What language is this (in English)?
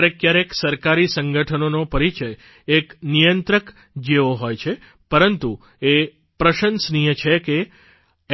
Gujarati